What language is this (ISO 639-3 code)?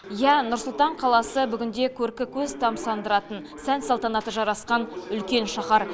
kaz